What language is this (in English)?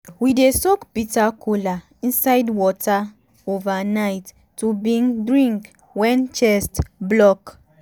Nigerian Pidgin